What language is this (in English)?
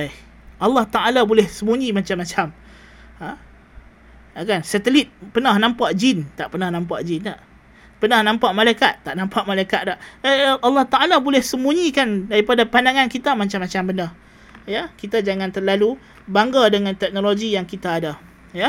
Malay